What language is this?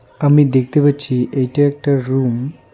Bangla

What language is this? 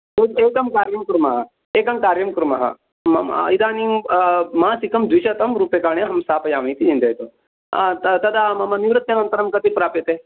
Sanskrit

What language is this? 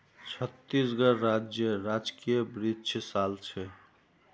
Magahi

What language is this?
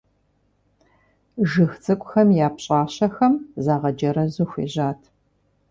Kabardian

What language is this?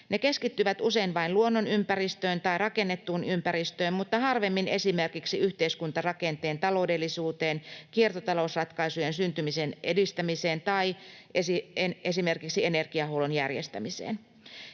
Finnish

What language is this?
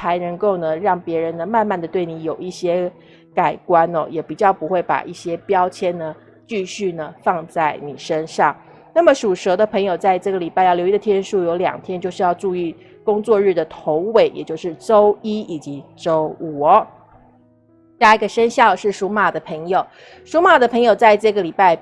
Chinese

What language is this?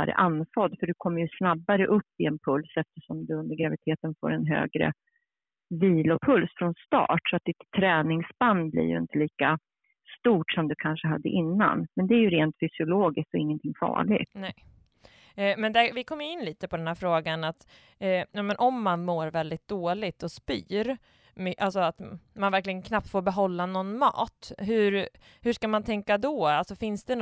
Swedish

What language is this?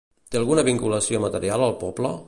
Catalan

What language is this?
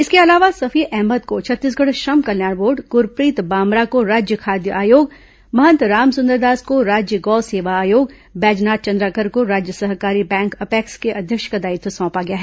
Hindi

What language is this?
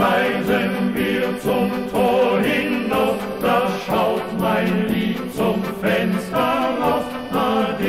German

